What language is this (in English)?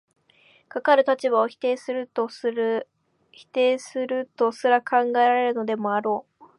Japanese